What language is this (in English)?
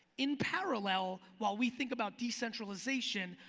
English